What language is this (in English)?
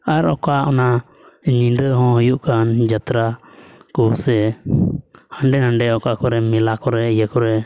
Santali